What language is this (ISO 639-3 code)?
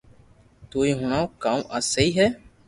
lrk